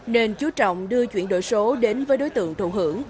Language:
Vietnamese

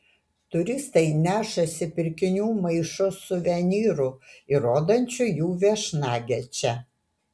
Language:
Lithuanian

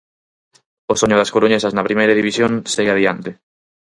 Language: Galician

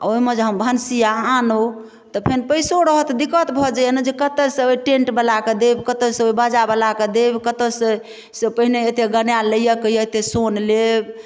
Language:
Maithili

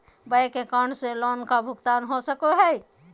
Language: Magahi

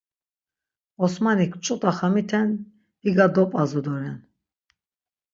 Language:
Laz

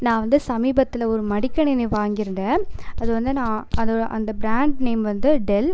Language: Tamil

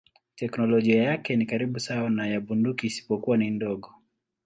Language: Swahili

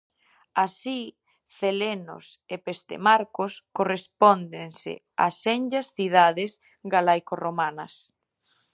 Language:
Galician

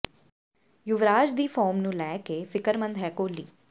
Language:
Punjabi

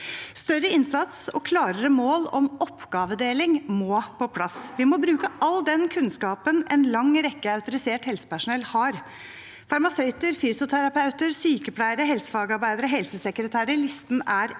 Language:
Norwegian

